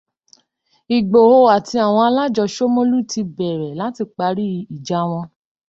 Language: Yoruba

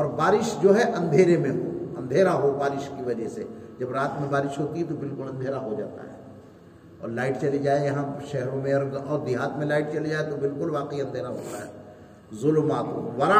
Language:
Urdu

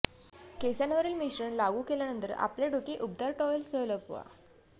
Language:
Marathi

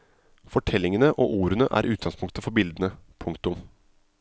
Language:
Norwegian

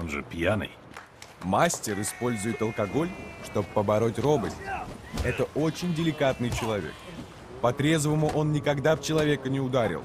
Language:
Russian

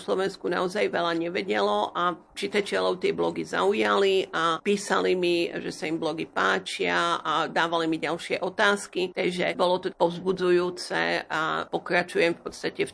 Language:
Slovak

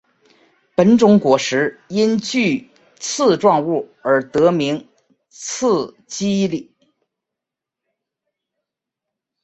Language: Chinese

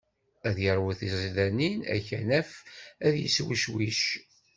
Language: Kabyle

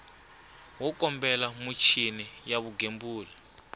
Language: Tsonga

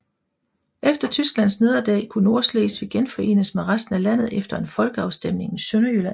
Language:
Danish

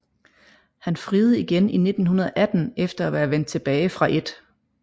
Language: Danish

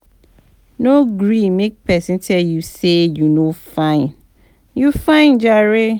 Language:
Nigerian Pidgin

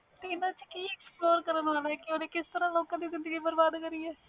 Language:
Punjabi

